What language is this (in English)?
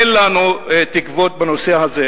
Hebrew